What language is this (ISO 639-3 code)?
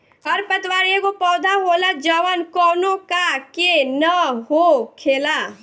bho